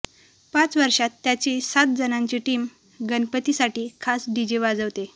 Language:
Marathi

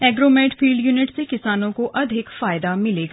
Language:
Hindi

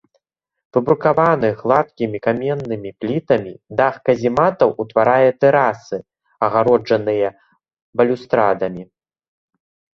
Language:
Belarusian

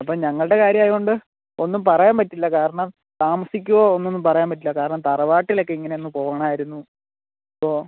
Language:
Malayalam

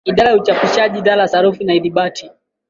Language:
Swahili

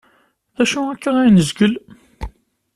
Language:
Kabyle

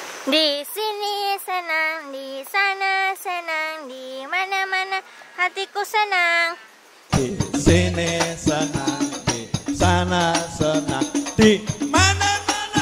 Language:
Indonesian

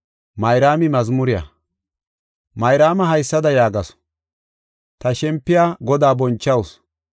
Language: Gofa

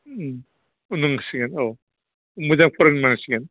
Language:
Bodo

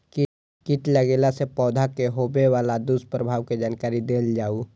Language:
Maithili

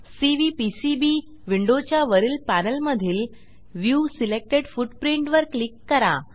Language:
Marathi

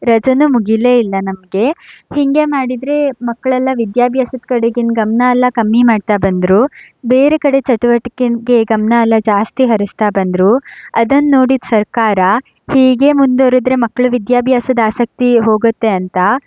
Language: Kannada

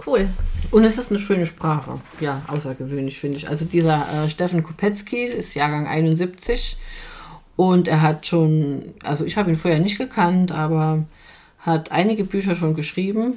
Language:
German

